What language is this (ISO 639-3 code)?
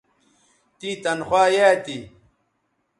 btv